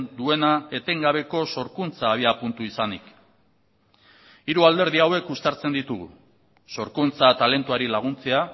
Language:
Basque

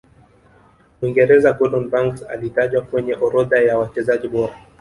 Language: Swahili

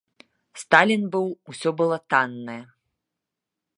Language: Belarusian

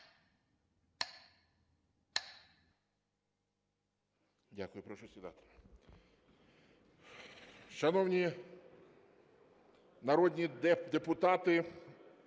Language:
Ukrainian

